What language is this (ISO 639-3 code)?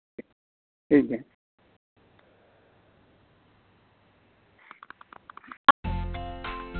sat